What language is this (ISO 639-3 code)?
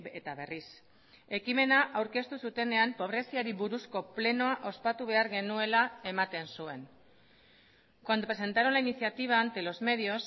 eus